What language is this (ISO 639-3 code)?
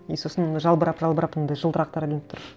kaz